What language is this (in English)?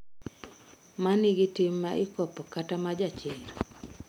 Luo (Kenya and Tanzania)